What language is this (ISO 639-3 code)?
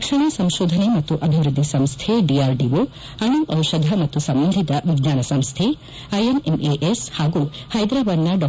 kan